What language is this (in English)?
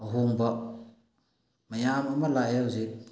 Manipuri